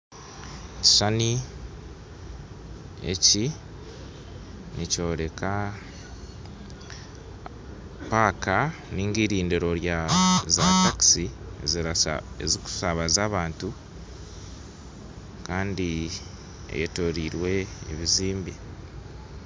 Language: Nyankole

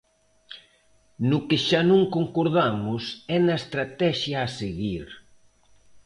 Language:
Galician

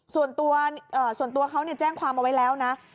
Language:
Thai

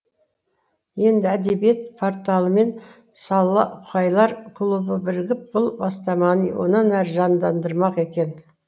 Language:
Kazakh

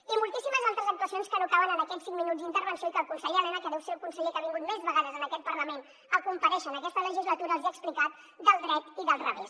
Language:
Catalan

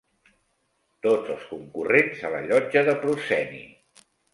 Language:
Catalan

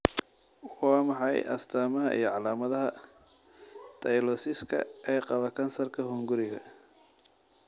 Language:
Somali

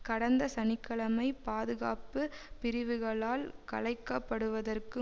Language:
Tamil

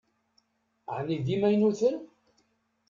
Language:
Kabyle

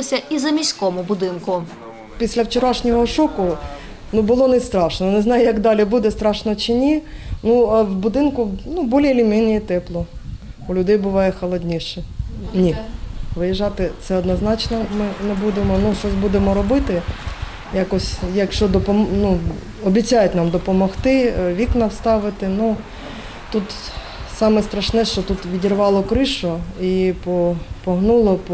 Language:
Ukrainian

